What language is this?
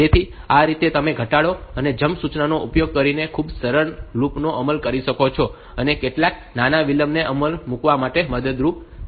Gujarati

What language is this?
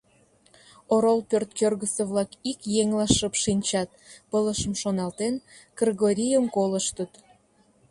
Mari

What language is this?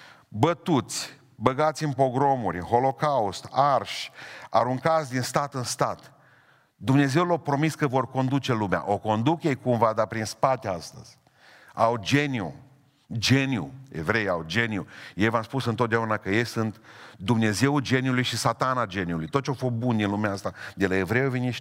Romanian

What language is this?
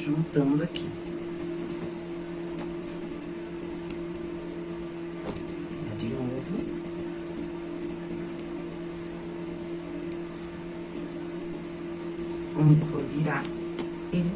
Portuguese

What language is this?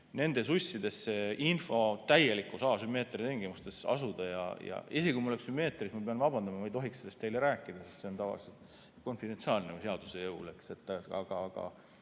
Estonian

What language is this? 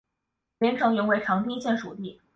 Chinese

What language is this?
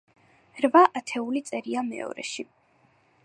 Georgian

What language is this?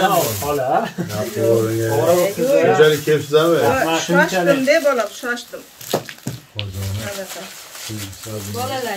Turkish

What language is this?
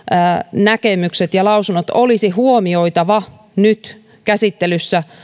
Finnish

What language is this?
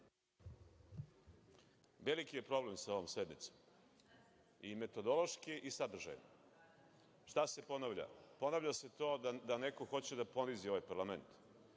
Serbian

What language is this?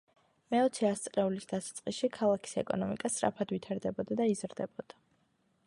Georgian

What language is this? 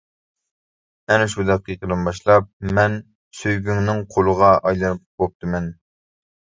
Uyghur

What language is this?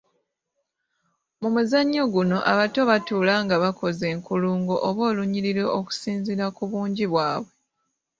Ganda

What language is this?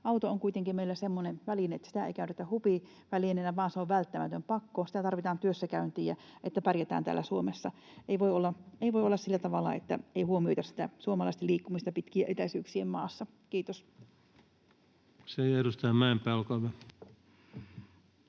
Finnish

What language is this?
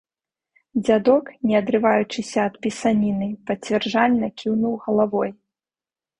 Belarusian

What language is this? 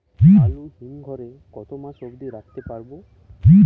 Bangla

